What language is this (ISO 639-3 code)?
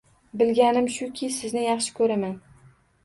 uzb